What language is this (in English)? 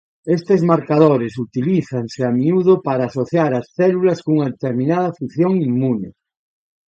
Galician